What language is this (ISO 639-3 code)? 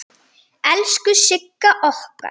isl